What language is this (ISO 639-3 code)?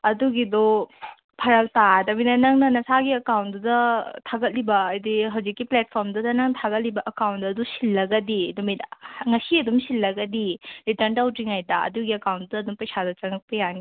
mni